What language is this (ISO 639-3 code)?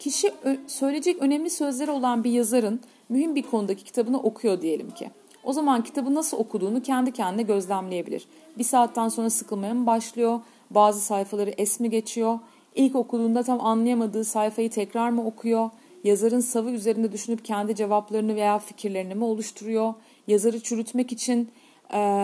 tur